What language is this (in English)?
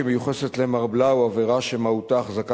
Hebrew